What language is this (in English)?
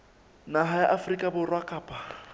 Southern Sotho